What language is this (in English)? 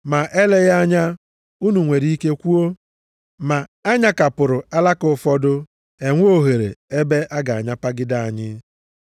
Igbo